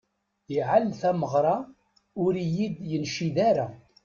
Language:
Kabyle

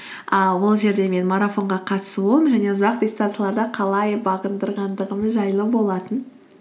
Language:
Kazakh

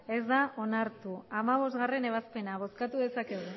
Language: Basque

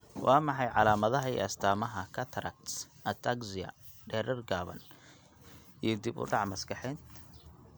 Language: Somali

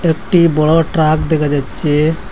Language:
Bangla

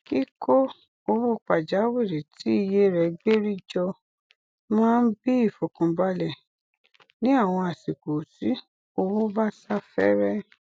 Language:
Yoruba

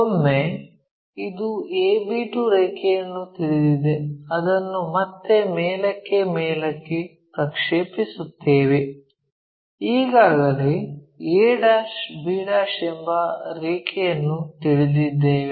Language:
Kannada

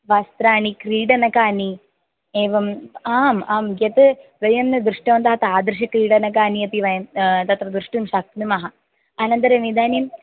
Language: Sanskrit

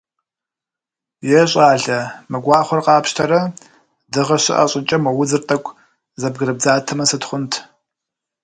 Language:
Kabardian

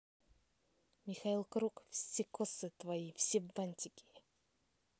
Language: Russian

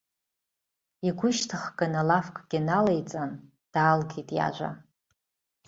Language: Abkhazian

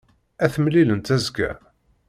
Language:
Kabyle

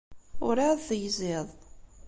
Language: Kabyle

